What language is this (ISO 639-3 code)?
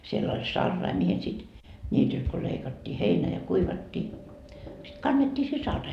fin